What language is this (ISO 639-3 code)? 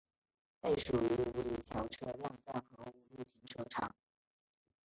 zho